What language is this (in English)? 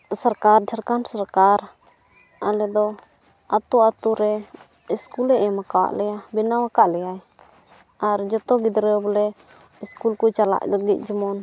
Santali